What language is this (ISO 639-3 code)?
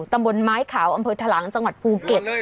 tha